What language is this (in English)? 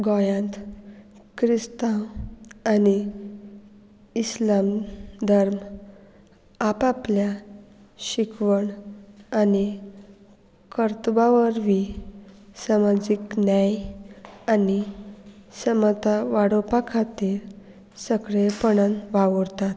Konkani